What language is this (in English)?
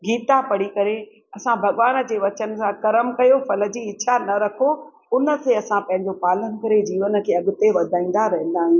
Sindhi